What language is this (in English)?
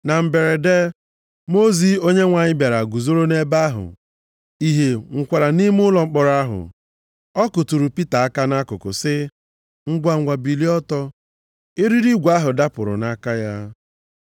Igbo